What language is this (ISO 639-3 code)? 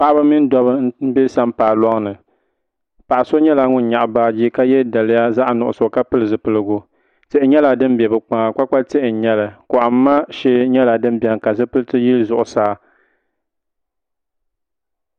dag